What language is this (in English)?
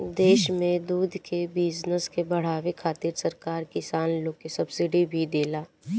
Bhojpuri